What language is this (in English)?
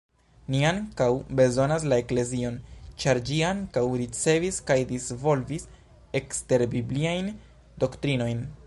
Esperanto